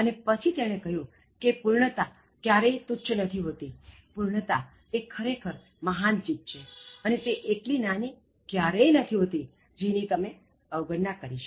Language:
Gujarati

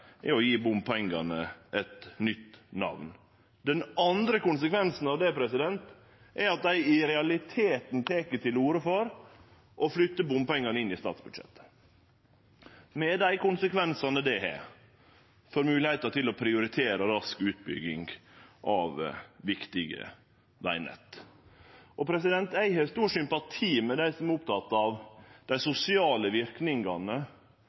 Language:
Norwegian Nynorsk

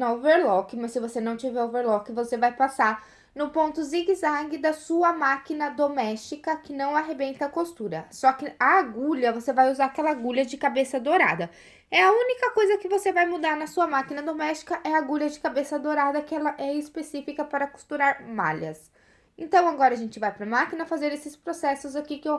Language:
Portuguese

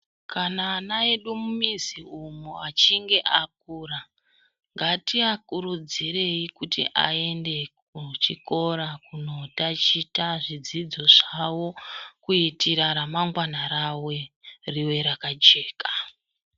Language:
Ndau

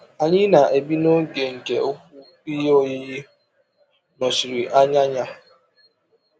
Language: Igbo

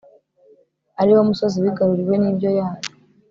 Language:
Kinyarwanda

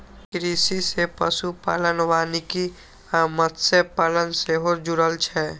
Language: Maithili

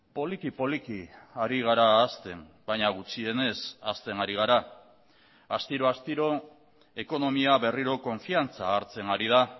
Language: Basque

